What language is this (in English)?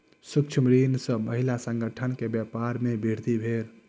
Maithili